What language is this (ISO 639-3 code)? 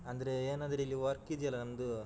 kan